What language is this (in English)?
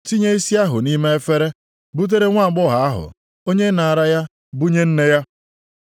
Igbo